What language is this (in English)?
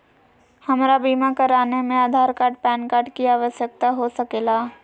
Magahi